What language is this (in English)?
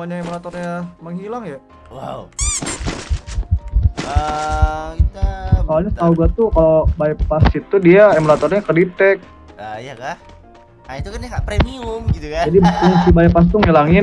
Indonesian